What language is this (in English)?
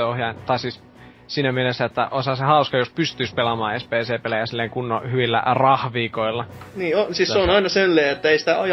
Finnish